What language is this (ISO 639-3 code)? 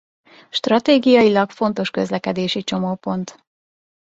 hun